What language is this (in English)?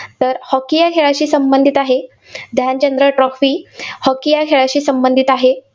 Marathi